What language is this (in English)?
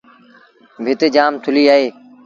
Sindhi Bhil